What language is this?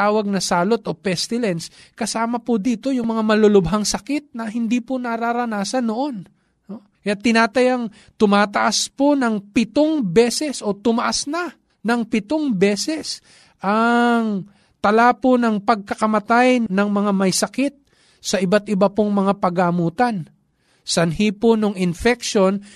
Filipino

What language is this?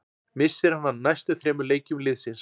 Icelandic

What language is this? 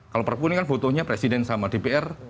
Indonesian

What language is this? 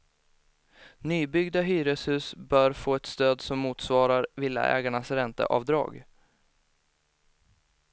Swedish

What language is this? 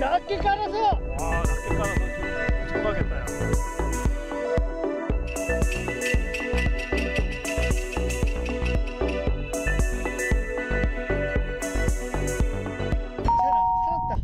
Korean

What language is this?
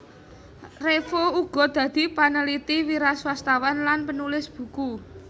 Javanese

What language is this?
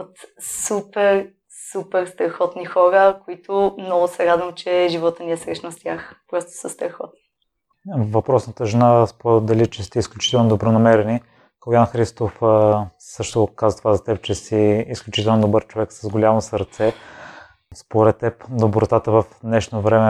Bulgarian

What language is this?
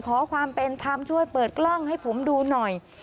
Thai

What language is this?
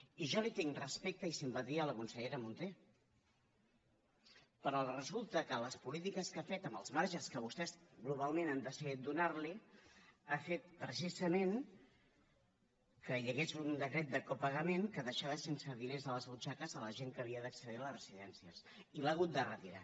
Catalan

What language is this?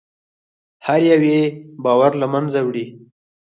Pashto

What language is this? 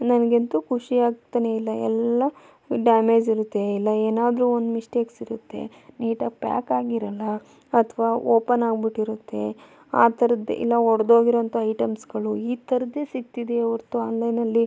Kannada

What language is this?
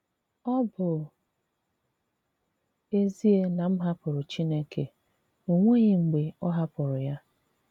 Igbo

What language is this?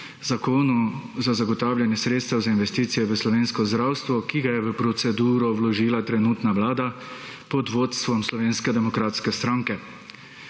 Slovenian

